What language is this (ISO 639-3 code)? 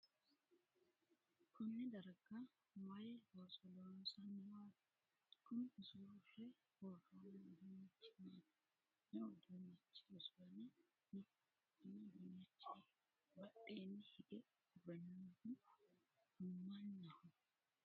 sid